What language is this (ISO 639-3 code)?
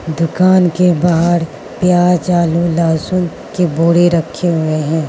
hin